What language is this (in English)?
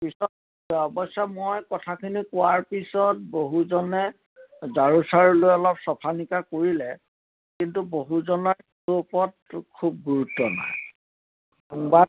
Assamese